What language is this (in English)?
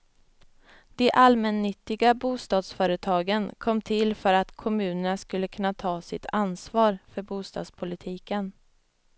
Swedish